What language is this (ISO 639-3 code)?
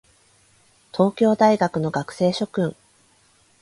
jpn